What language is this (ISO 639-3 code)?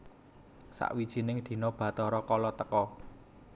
jav